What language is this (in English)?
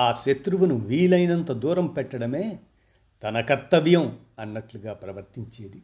Telugu